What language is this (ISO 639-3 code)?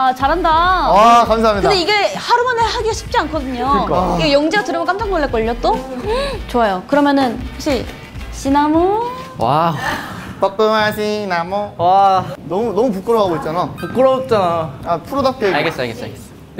kor